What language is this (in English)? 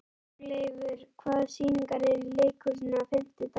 Icelandic